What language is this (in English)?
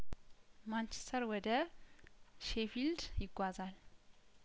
Amharic